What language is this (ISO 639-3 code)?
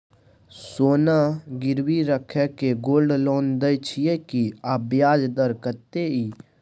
mai